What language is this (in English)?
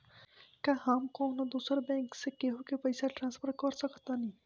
Bhojpuri